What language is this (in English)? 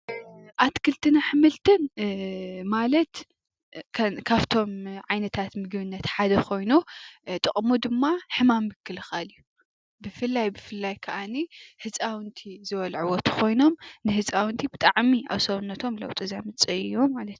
Tigrinya